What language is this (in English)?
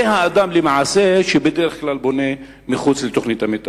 Hebrew